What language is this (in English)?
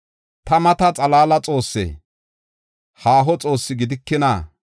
Gofa